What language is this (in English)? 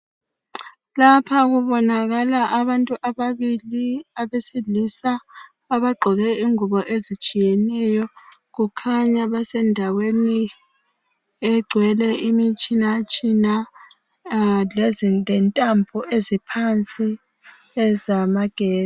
North Ndebele